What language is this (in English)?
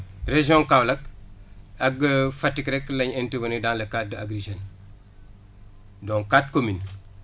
Wolof